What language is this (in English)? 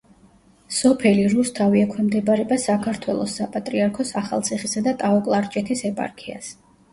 Georgian